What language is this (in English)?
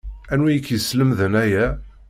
Kabyle